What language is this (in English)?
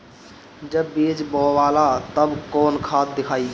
Bhojpuri